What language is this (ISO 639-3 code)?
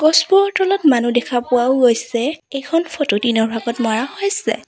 asm